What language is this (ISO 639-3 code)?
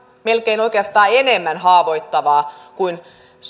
fin